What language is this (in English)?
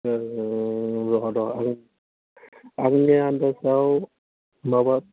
Bodo